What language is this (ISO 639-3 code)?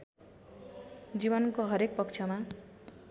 nep